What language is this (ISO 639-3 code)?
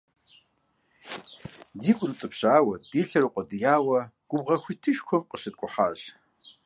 kbd